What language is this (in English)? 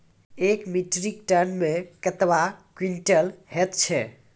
Maithili